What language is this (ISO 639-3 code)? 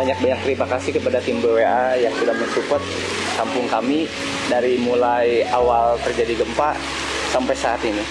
ind